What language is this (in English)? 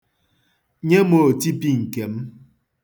Igbo